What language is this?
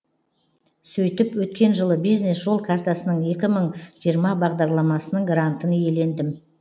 Kazakh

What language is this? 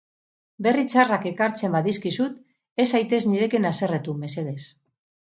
Basque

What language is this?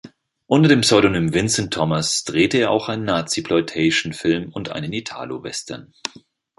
German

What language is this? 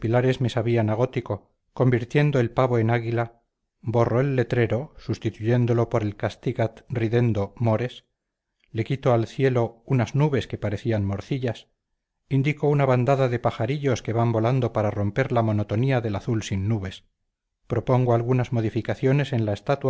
Spanish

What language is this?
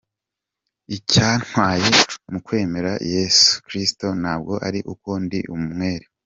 Kinyarwanda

